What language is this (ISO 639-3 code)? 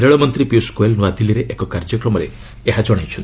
ori